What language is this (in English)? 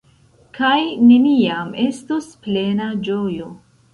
Esperanto